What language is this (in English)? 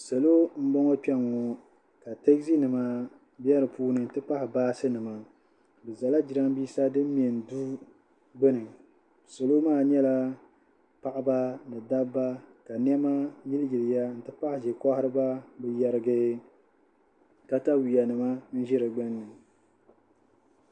Dagbani